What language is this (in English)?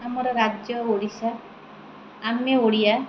Odia